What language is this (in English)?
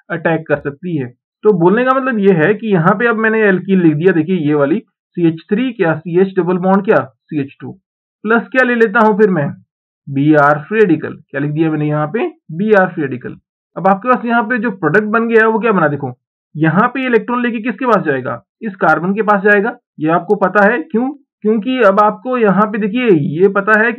Hindi